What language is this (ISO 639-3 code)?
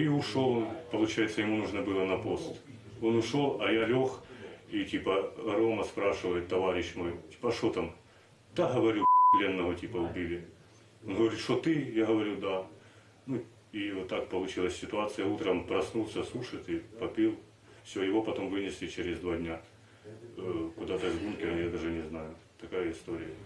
rus